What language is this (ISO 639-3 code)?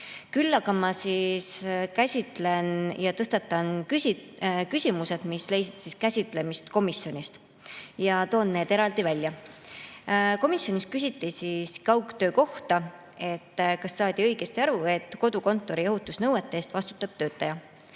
est